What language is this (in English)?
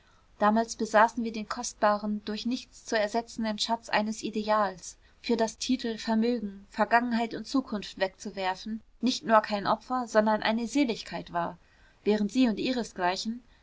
German